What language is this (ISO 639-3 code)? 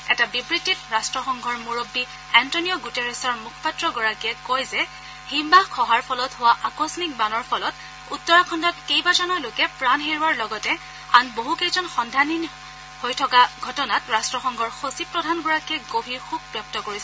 asm